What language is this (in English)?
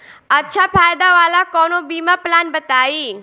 Bhojpuri